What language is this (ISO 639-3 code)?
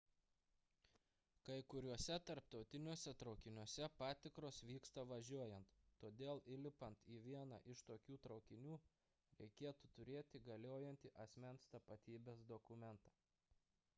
lit